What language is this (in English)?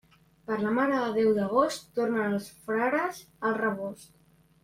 Catalan